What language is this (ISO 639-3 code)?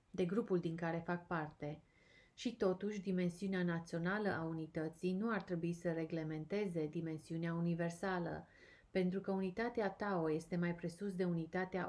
ron